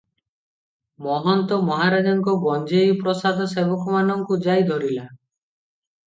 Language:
Odia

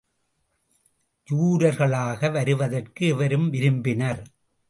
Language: Tamil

